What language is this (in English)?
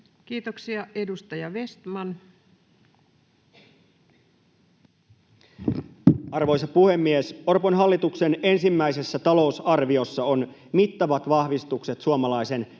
Finnish